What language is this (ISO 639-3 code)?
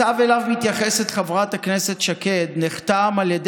heb